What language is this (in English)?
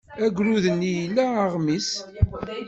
Kabyle